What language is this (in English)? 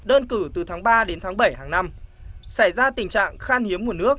Vietnamese